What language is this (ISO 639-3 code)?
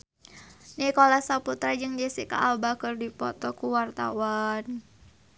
sun